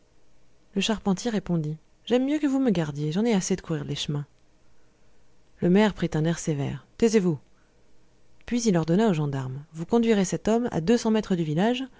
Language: French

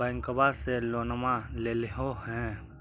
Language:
Magahi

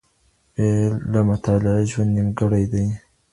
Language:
Pashto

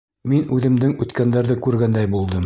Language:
Bashkir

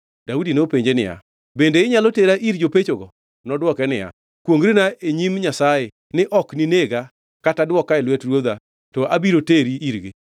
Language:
Luo (Kenya and Tanzania)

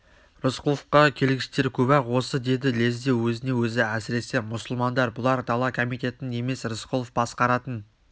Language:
Kazakh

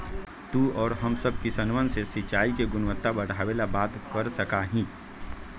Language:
Magahi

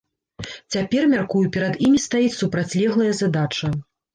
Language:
Belarusian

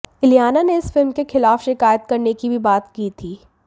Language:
Hindi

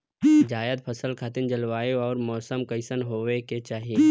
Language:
Bhojpuri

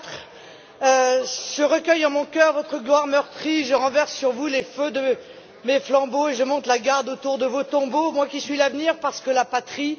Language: French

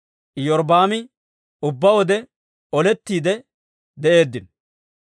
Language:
Dawro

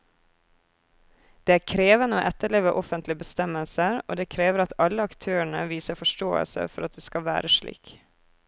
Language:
Norwegian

